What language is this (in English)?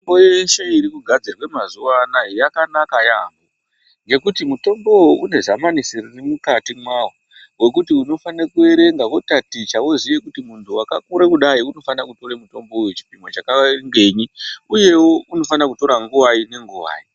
Ndau